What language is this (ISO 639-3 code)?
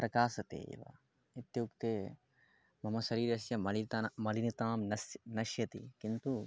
san